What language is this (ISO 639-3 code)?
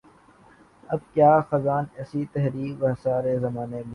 urd